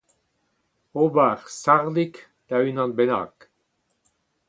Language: Breton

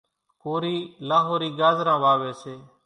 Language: Kachi Koli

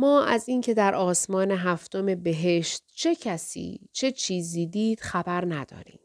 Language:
Persian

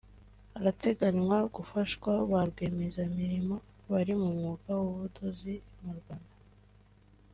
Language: Kinyarwanda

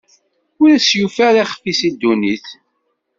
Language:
Kabyle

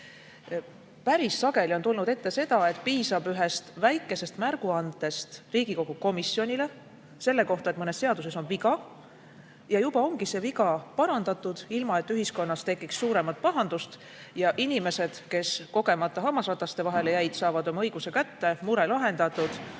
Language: Estonian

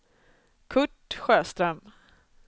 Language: Swedish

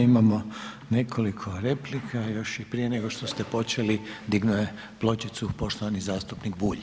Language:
Croatian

